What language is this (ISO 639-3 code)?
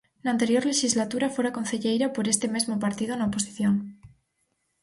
glg